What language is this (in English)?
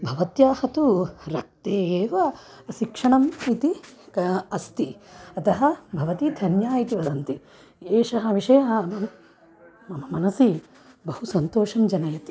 Sanskrit